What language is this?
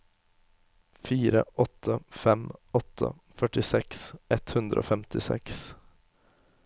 Norwegian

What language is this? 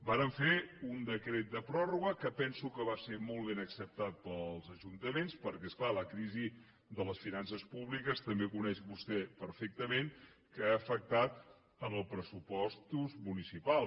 Catalan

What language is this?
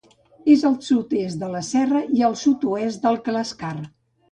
Catalan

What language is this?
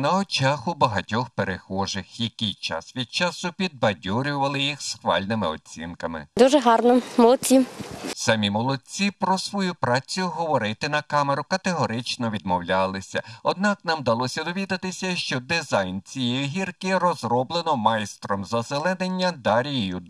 Ukrainian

